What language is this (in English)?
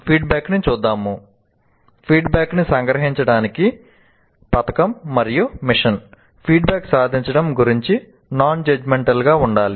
Telugu